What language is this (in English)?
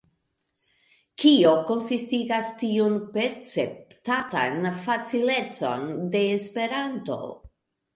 Esperanto